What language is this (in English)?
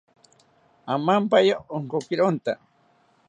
South Ucayali Ashéninka